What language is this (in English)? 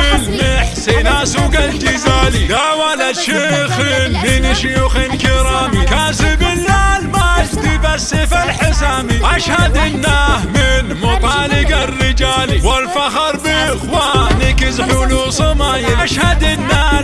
Arabic